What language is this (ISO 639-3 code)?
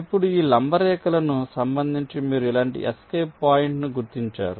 tel